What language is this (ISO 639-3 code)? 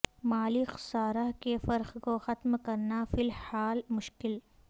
urd